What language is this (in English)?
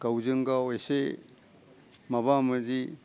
Bodo